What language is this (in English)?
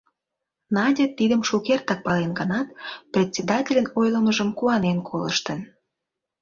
Mari